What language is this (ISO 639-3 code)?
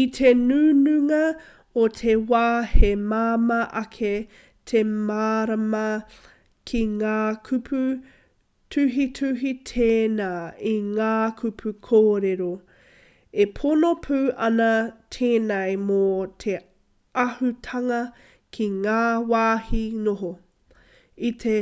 mri